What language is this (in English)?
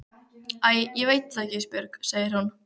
Icelandic